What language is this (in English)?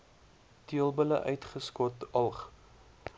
Afrikaans